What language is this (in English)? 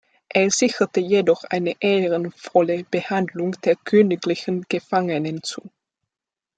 German